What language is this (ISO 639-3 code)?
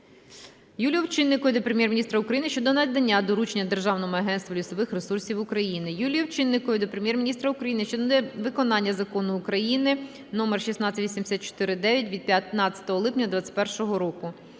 ukr